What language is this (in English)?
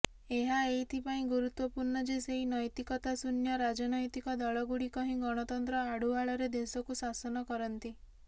Odia